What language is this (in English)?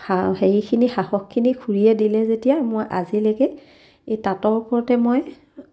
Assamese